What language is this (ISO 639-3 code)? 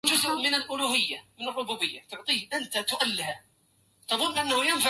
ara